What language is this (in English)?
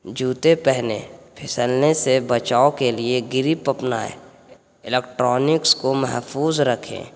Urdu